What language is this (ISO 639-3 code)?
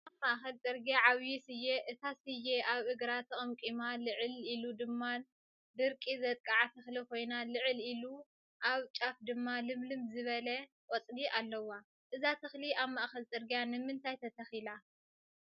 tir